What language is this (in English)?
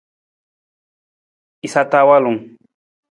Nawdm